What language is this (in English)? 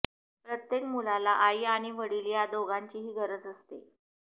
Marathi